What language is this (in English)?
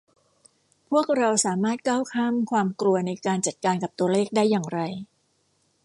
Thai